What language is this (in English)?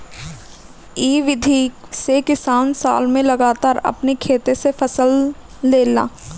Bhojpuri